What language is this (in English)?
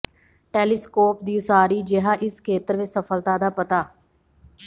Punjabi